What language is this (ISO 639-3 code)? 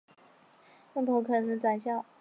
zho